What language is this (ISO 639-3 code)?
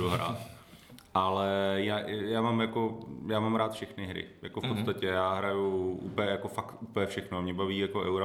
ces